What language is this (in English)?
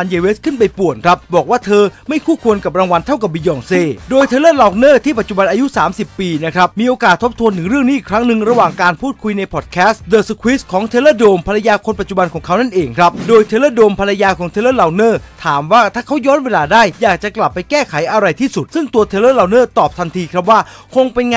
Thai